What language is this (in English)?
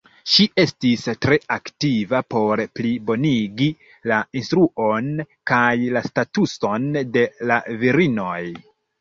Esperanto